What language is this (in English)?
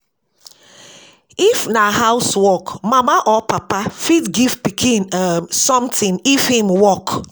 Nigerian Pidgin